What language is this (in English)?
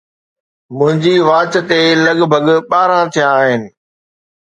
Sindhi